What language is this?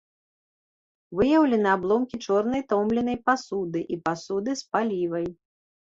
Belarusian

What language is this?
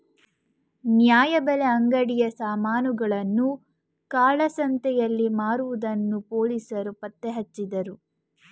Kannada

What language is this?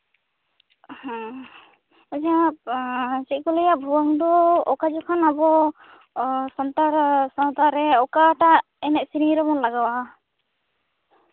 Santali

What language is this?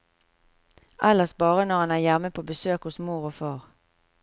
Norwegian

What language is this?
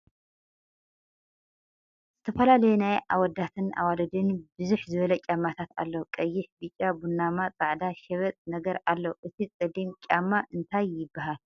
Tigrinya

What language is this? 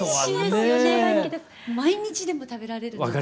Japanese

